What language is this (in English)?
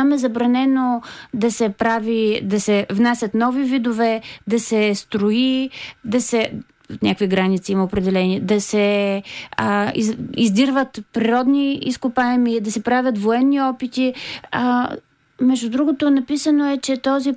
Bulgarian